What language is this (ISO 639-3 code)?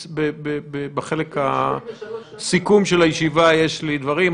heb